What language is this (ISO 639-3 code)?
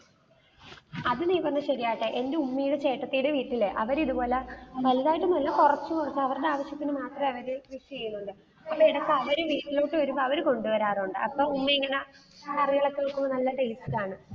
mal